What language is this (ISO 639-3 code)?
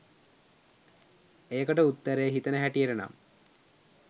sin